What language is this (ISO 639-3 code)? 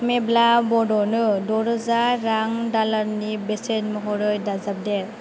brx